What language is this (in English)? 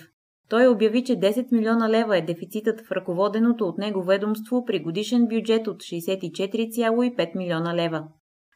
Bulgarian